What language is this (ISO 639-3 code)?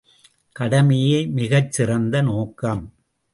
tam